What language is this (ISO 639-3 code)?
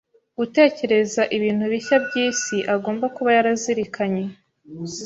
kin